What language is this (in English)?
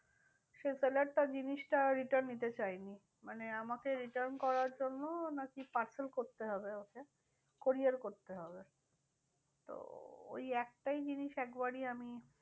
Bangla